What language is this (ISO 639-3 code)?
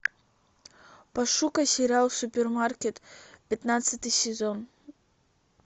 rus